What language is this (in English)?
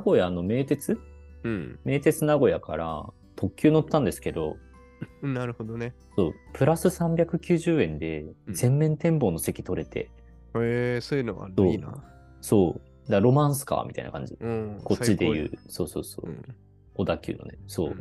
Japanese